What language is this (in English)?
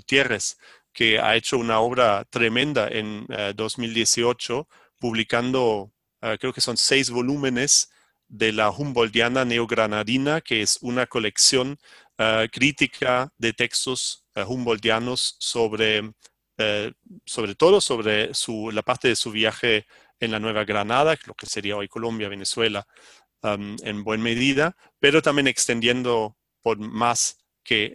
Spanish